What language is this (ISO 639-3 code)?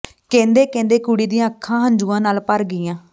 pan